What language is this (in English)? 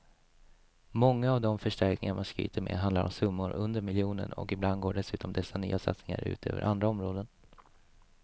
Swedish